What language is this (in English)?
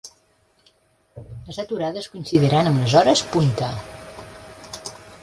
Catalan